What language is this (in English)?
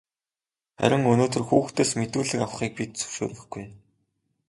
Mongolian